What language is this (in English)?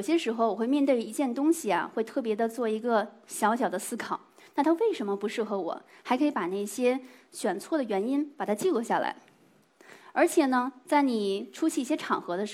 Chinese